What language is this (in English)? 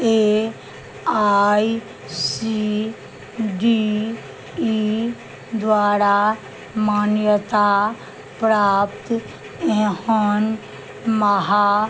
Maithili